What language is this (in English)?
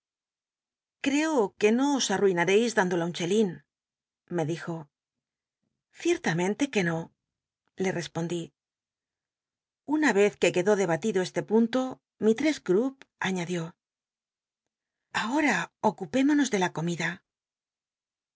Spanish